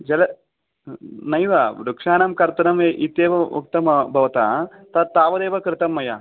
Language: Sanskrit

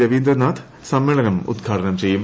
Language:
Malayalam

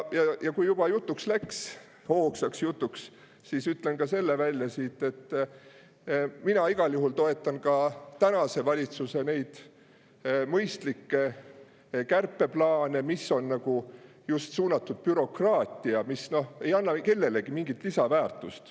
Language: Estonian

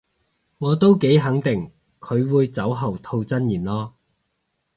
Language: Cantonese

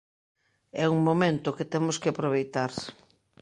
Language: Galician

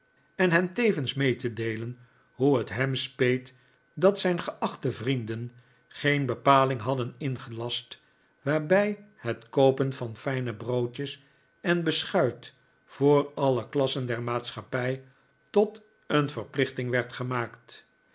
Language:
Dutch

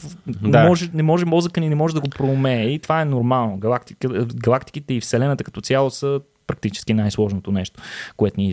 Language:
Bulgarian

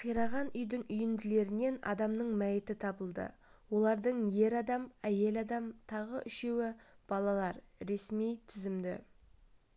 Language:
Kazakh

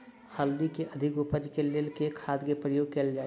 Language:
Maithili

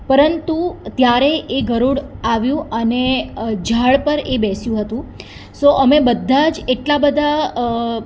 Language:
Gujarati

